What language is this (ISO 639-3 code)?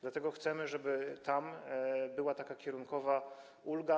pol